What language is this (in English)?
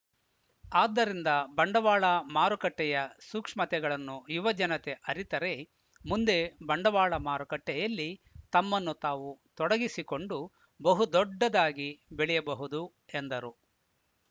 Kannada